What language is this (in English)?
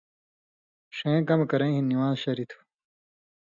Indus Kohistani